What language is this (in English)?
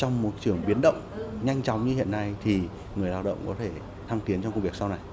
Vietnamese